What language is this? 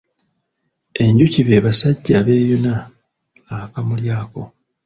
Ganda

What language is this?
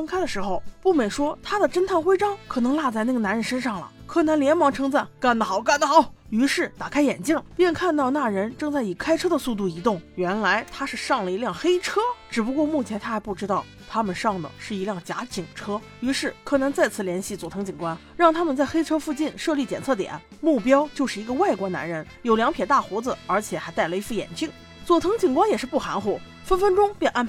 Chinese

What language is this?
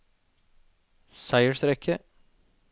Norwegian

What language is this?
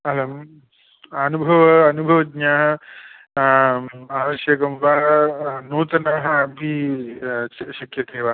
Sanskrit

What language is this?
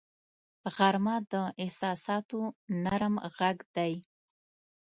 Pashto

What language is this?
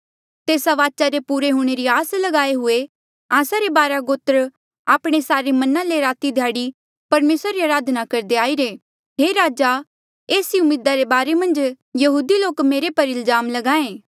Mandeali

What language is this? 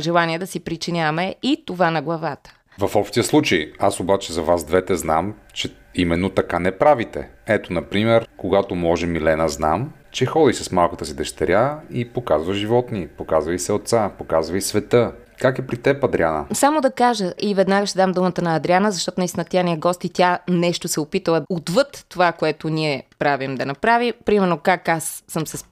Bulgarian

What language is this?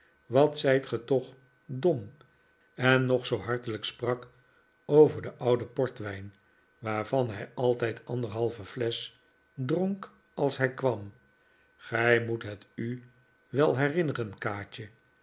Dutch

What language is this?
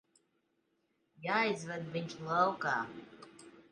Latvian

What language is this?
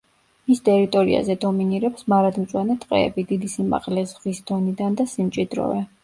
Georgian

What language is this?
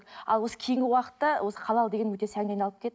Kazakh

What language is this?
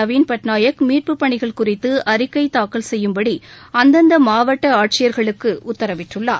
Tamil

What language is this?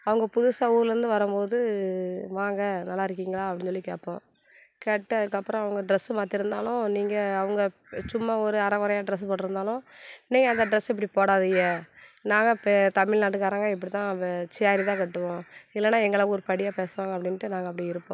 Tamil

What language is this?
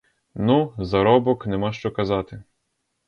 Ukrainian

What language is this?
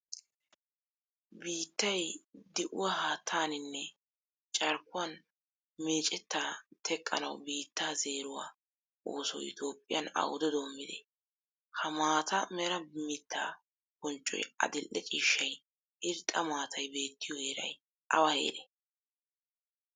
Wolaytta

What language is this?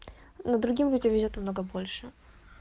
Russian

